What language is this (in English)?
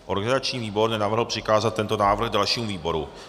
Czech